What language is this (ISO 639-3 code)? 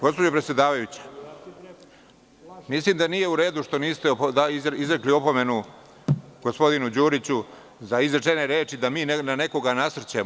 srp